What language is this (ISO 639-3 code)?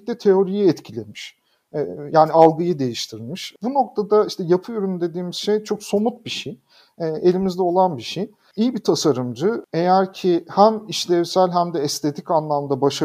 tur